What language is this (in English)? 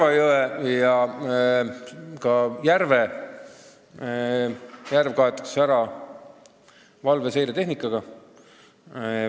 Estonian